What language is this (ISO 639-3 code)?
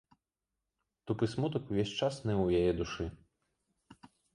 bel